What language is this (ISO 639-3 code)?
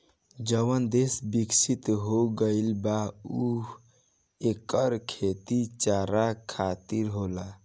bho